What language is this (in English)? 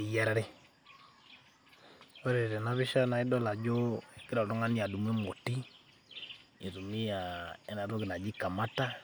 Masai